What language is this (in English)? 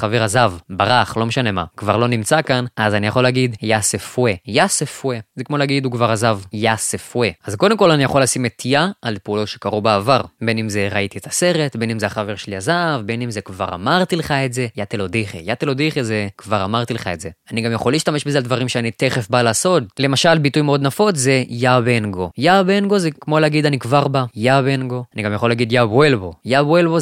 Hebrew